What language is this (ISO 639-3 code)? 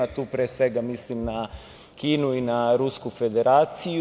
srp